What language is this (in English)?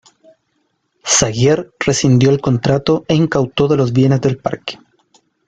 Spanish